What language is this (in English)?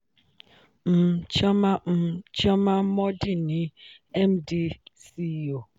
Yoruba